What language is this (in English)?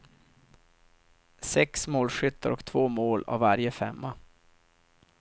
Swedish